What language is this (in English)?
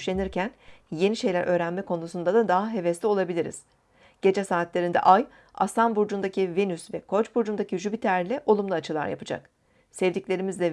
Turkish